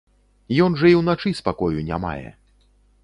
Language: Belarusian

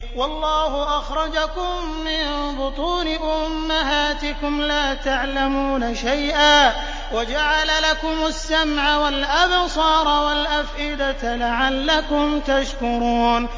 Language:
Arabic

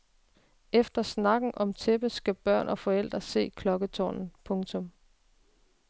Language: Danish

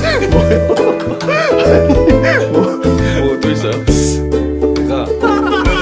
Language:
Korean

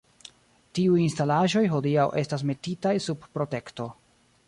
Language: Esperanto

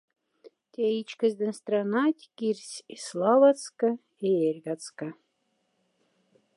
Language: Moksha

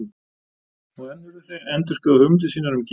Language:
Icelandic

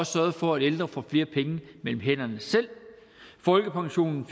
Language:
Danish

